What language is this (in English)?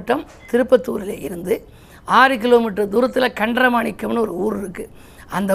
Tamil